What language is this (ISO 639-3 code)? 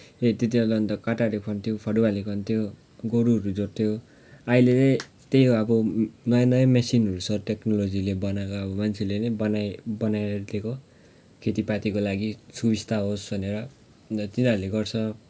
nep